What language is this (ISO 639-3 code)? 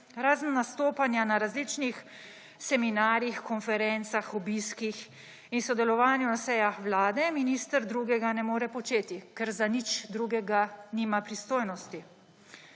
slv